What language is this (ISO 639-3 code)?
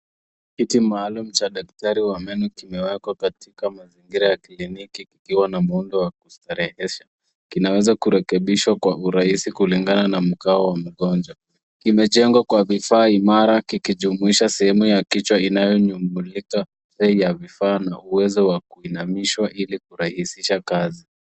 swa